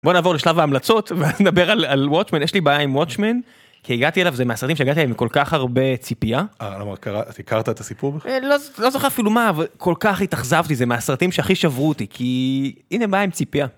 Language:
Hebrew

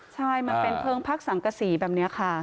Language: Thai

